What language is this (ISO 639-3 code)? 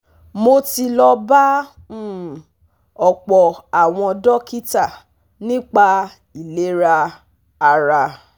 yor